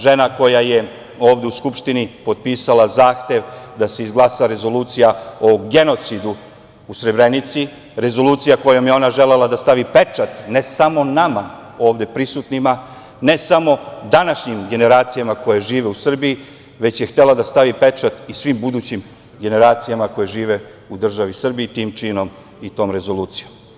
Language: Serbian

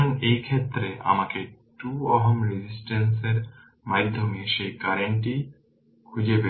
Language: Bangla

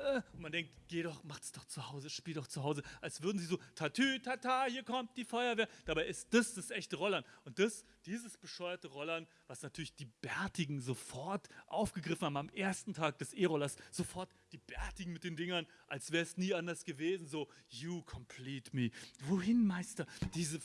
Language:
German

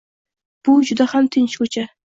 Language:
Uzbek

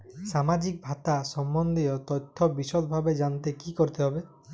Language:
Bangla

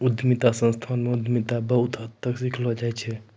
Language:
Maithili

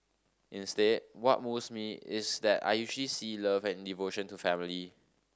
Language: English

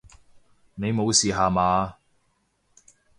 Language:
Cantonese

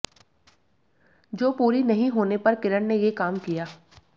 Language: Hindi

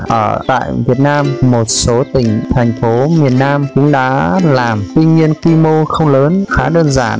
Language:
Vietnamese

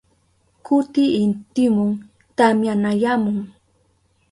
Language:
Southern Pastaza Quechua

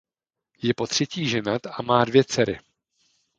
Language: Czech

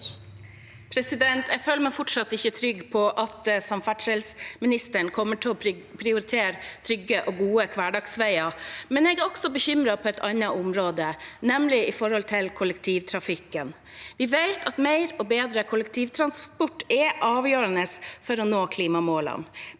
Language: Norwegian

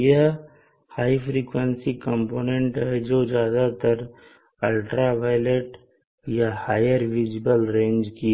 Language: Hindi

